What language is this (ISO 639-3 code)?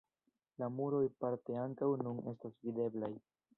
epo